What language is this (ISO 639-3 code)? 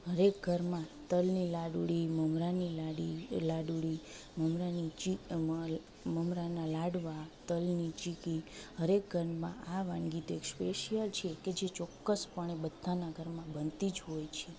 guj